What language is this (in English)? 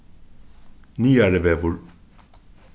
Faroese